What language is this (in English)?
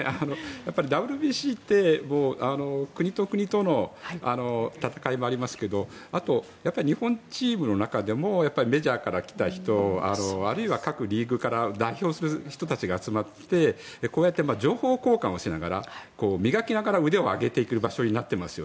Japanese